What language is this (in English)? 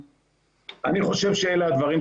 Hebrew